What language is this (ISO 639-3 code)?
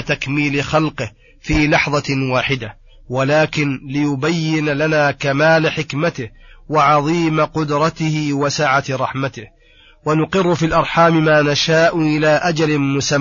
ara